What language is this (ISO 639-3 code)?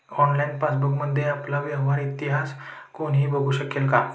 mar